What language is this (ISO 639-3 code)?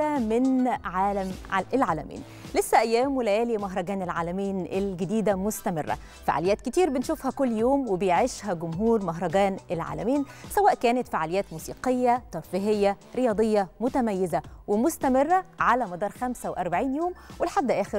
ara